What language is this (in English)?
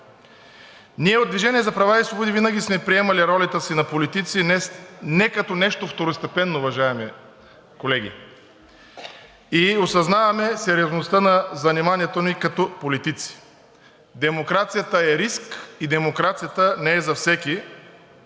Bulgarian